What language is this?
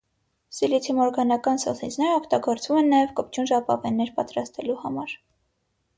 Armenian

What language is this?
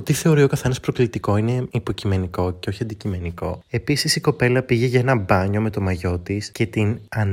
Greek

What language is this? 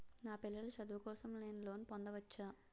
Telugu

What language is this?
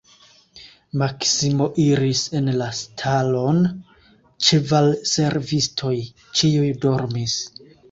Esperanto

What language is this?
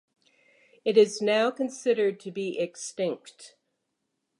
English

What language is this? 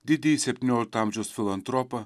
Lithuanian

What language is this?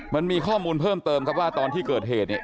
Thai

